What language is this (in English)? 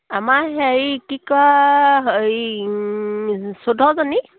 Assamese